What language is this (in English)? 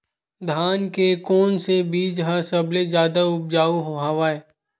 Chhattisgarhi